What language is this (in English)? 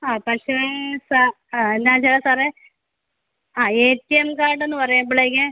Malayalam